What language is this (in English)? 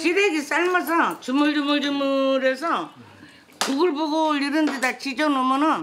Korean